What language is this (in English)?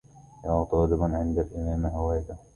Arabic